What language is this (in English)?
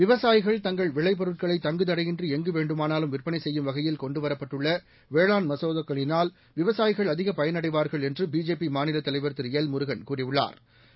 Tamil